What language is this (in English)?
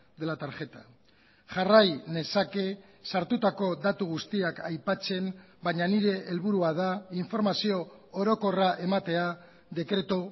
Basque